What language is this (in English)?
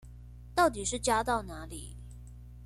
Chinese